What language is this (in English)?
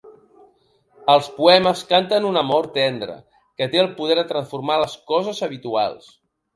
Catalan